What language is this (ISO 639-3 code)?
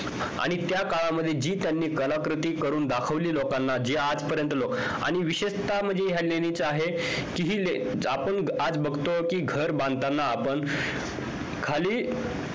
mar